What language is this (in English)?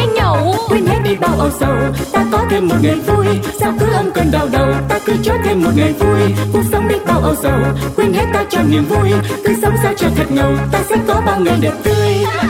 Vietnamese